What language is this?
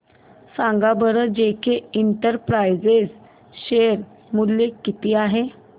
Marathi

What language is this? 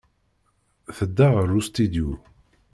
Kabyle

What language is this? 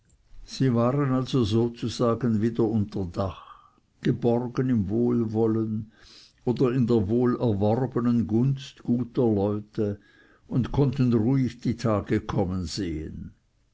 German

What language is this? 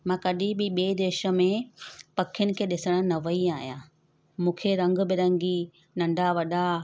Sindhi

